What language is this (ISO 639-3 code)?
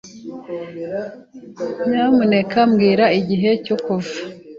kin